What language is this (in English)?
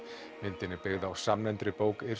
Icelandic